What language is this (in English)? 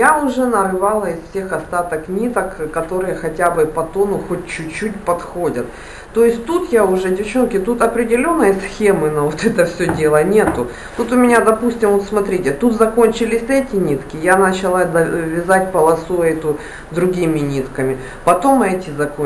Russian